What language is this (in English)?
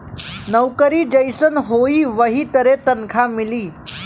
Bhojpuri